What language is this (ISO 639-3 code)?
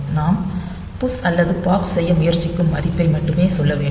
tam